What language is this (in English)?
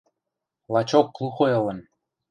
Western Mari